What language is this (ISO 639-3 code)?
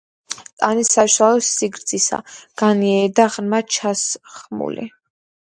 kat